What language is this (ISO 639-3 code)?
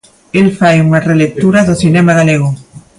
glg